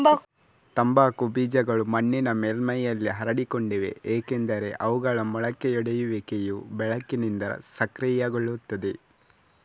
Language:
Kannada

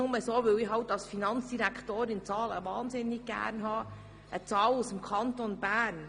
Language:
Swiss German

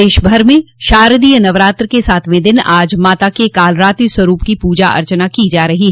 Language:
Hindi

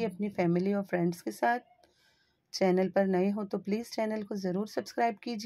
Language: Hindi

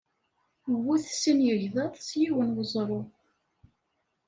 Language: Kabyle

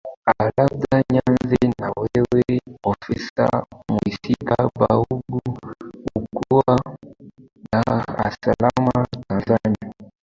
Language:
Swahili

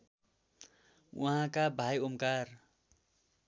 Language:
Nepali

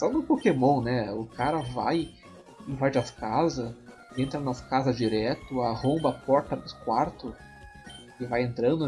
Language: Portuguese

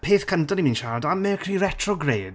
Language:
Welsh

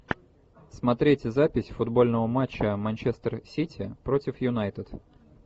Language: Russian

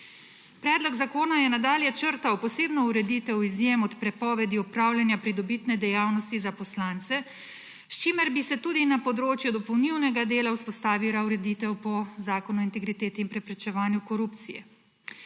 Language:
Slovenian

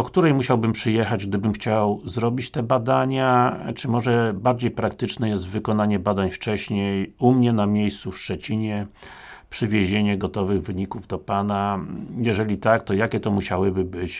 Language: Polish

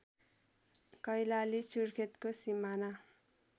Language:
Nepali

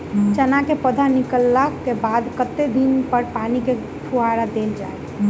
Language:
Maithili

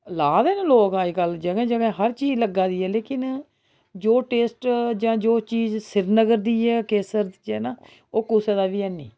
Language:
Dogri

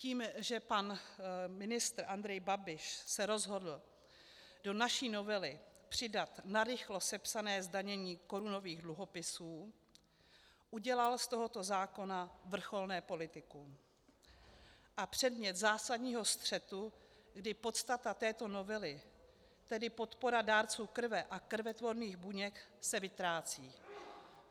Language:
Czech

